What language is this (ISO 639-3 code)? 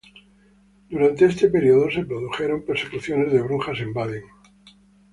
spa